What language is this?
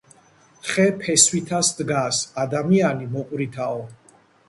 Georgian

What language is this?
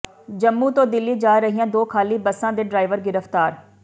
Punjabi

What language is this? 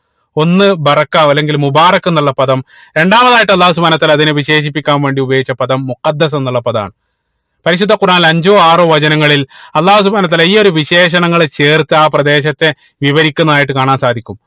Malayalam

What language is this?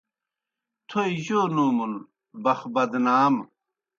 Kohistani Shina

